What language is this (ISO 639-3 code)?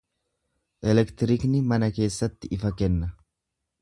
orm